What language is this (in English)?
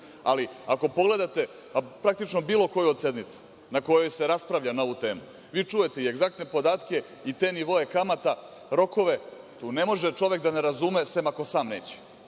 Serbian